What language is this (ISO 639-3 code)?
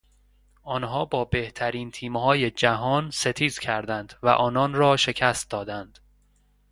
fas